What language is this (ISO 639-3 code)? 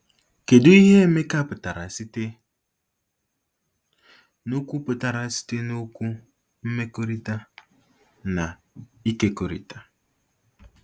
ibo